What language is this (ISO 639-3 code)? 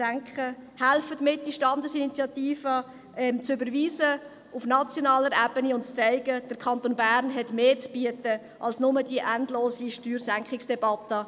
gsw